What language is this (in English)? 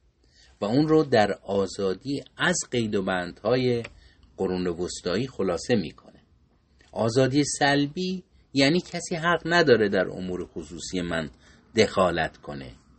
Persian